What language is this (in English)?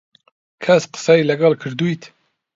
Central Kurdish